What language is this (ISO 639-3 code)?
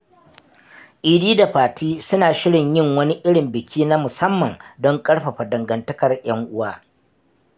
hau